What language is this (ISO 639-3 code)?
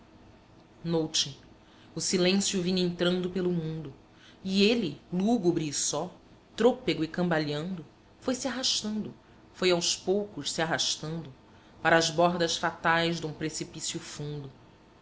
por